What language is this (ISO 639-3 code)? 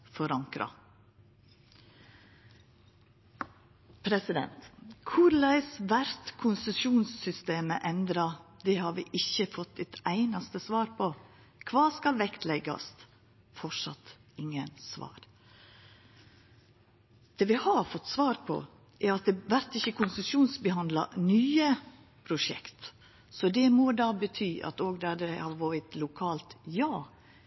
nno